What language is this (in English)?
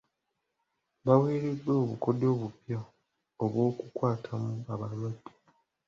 Ganda